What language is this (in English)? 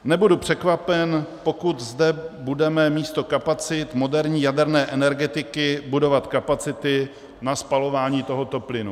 Czech